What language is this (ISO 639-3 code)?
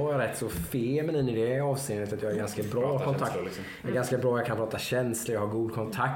swe